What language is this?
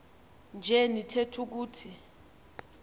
Xhosa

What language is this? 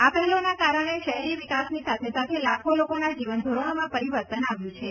Gujarati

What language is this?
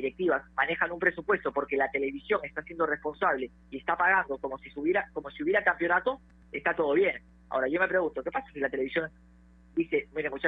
Spanish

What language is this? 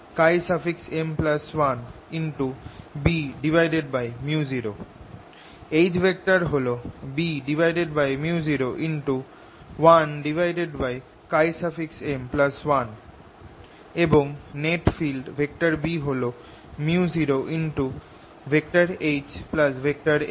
Bangla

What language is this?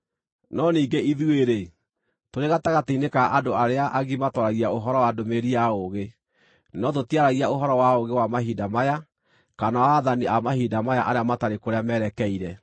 Kikuyu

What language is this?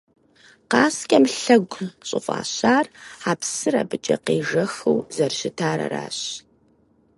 Kabardian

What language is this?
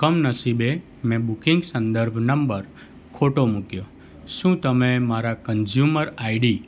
Gujarati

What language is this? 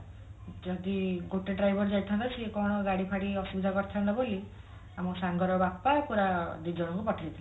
Odia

